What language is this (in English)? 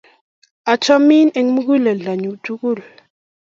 Kalenjin